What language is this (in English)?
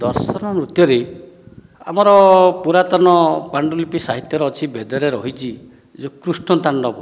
Odia